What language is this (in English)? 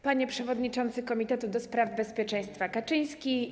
Polish